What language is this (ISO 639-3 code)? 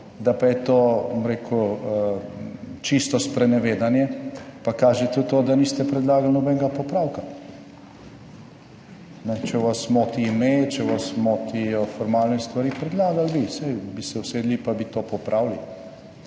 slv